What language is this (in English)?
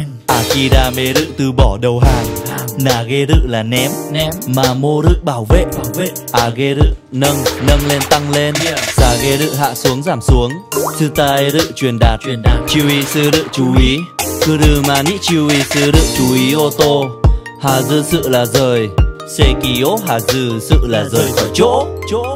Vietnamese